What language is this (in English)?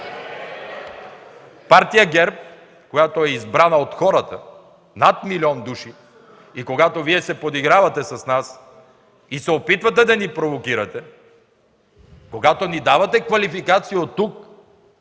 Bulgarian